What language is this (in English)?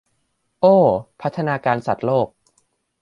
Thai